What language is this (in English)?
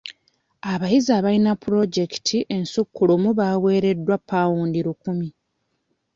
Ganda